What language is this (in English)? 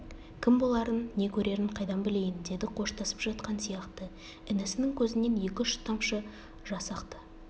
Kazakh